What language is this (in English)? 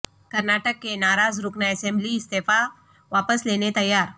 Urdu